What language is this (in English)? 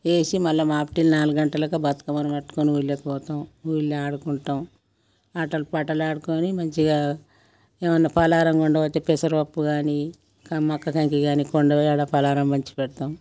Telugu